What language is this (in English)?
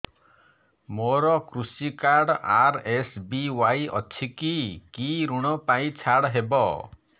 Odia